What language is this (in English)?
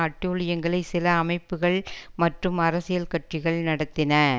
Tamil